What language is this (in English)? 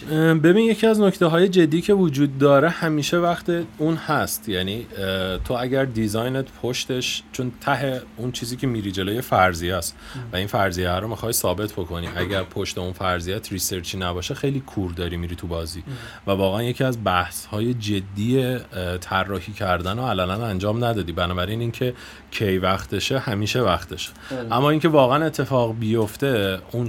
Persian